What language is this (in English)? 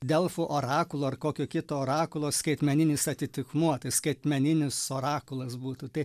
Lithuanian